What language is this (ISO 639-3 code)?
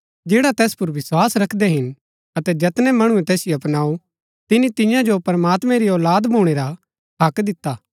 gbk